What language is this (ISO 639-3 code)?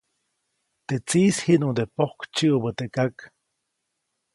zoc